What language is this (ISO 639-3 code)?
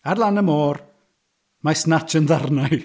cym